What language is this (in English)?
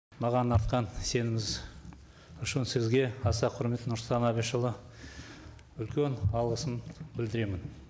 Kazakh